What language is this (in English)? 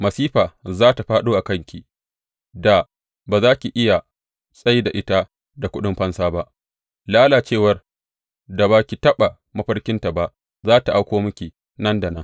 Hausa